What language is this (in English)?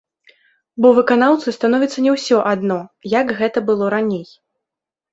Belarusian